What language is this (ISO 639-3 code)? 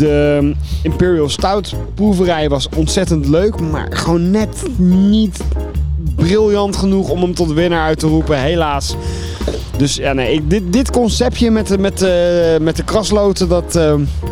nld